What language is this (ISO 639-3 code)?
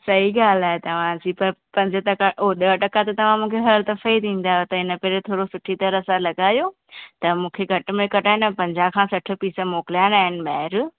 snd